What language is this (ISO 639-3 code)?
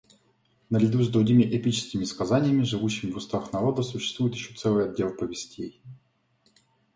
rus